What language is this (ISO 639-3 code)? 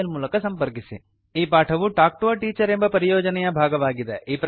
kan